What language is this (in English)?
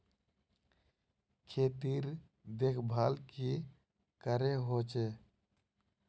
Magahi